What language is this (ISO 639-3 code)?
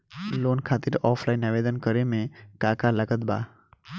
bho